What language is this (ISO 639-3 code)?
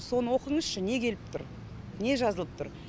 kaz